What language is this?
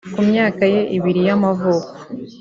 Kinyarwanda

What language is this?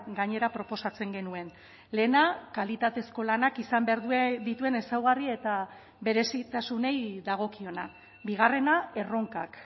Basque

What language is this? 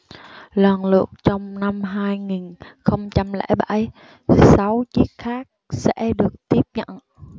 Vietnamese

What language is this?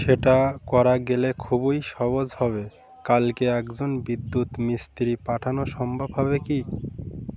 Bangla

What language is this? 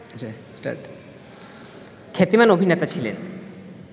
Bangla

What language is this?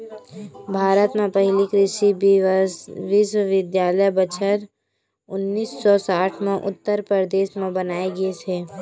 Chhattisgarhi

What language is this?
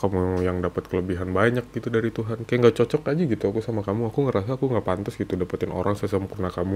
Indonesian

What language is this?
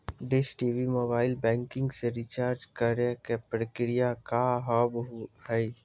Maithili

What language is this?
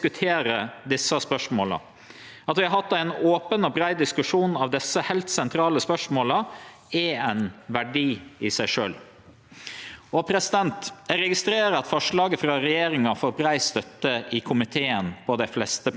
Norwegian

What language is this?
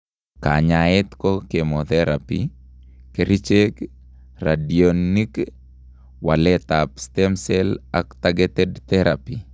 Kalenjin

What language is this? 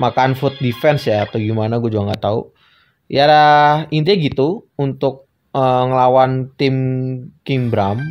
Indonesian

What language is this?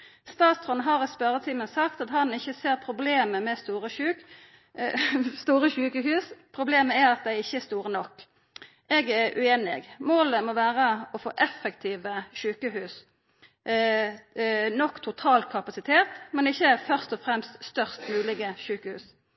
Norwegian Nynorsk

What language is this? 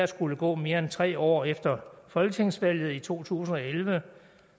Danish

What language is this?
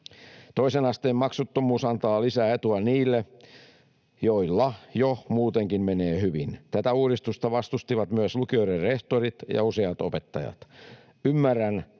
Finnish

